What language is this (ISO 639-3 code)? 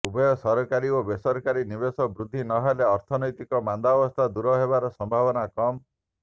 ori